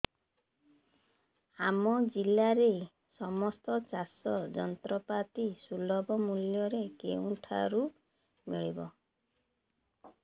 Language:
Odia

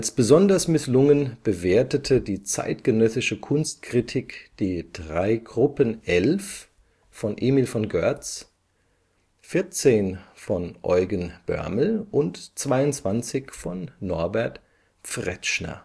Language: German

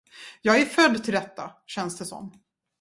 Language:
Swedish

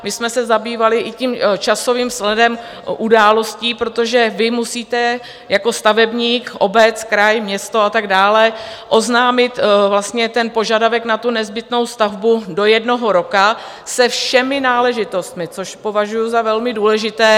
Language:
Czech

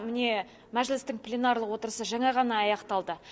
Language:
Kazakh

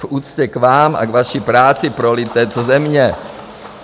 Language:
Czech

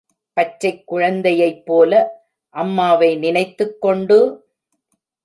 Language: Tamil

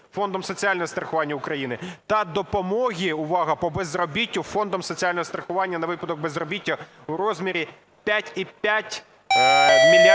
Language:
Ukrainian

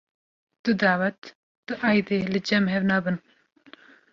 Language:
Kurdish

